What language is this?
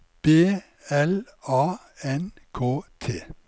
Norwegian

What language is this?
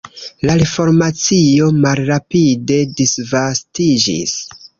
Esperanto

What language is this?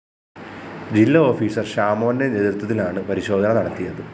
Malayalam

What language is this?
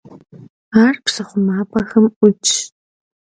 Kabardian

